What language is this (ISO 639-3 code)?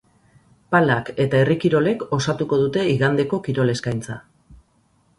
eus